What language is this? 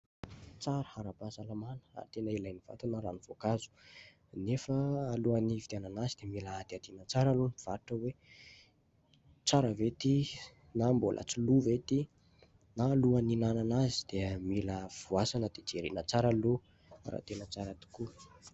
Malagasy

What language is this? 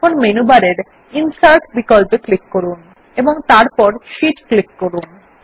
Bangla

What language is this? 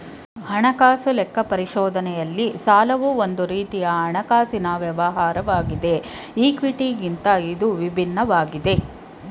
Kannada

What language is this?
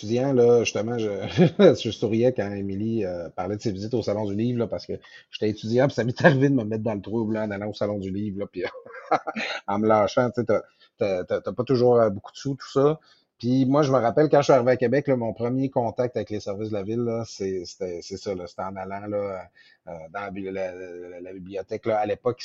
French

